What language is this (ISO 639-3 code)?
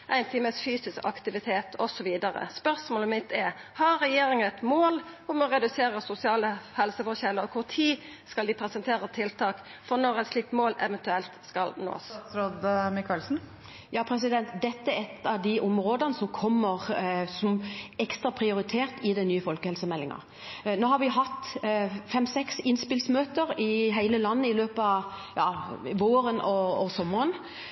nor